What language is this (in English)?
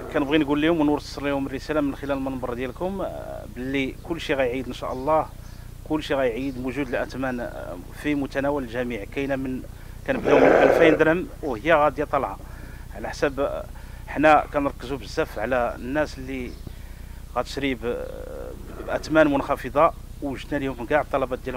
Arabic